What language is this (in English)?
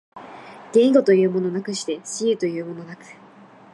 Japanese